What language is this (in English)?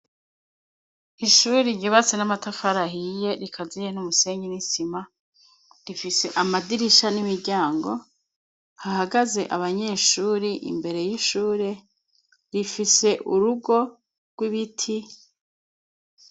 Rundi